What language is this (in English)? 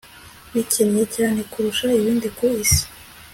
Kinyarwanda